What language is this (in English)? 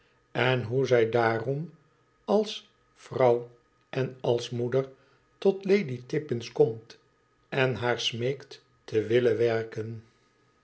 Dutch